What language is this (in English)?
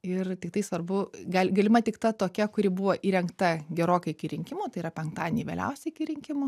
Lithuanian